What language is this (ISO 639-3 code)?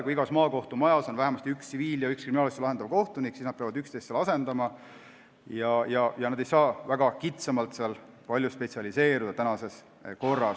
est